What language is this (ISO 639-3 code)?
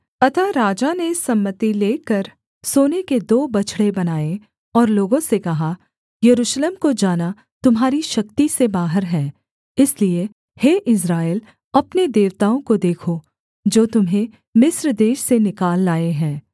hin